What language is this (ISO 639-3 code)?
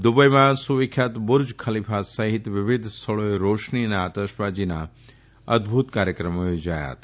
guj